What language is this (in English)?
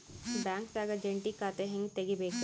Kannada